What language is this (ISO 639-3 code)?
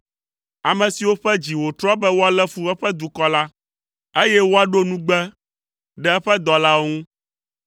ewe